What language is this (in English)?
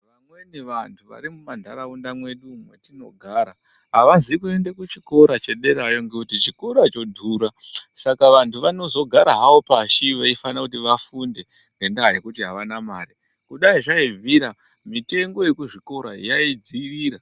Ndau